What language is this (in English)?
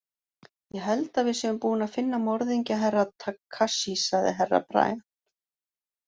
Icelandic